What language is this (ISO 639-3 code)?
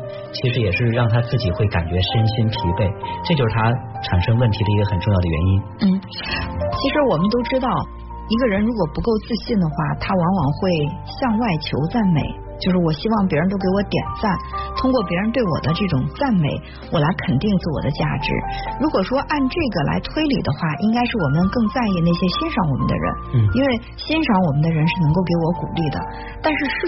zho